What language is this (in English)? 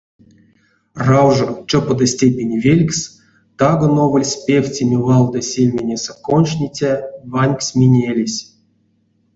Erzya